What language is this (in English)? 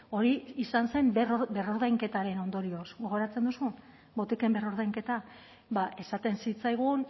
Basque